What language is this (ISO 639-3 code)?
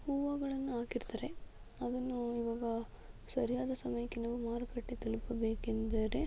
kan